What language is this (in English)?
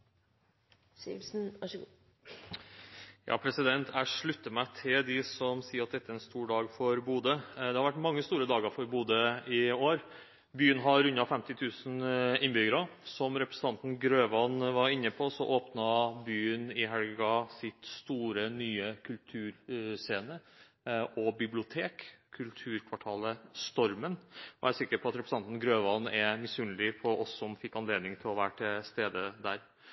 Norwegian Bokmål